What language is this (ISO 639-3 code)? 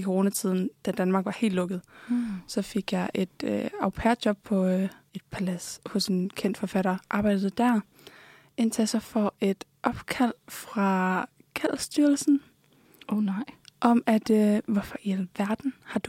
dan